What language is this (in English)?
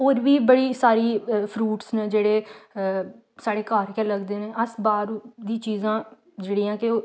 Dogri